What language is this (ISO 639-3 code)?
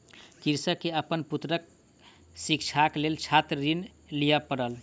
mai